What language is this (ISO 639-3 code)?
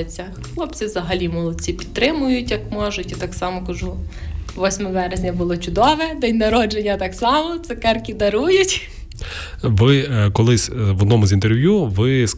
ukr